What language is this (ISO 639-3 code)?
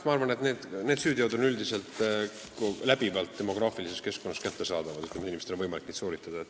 est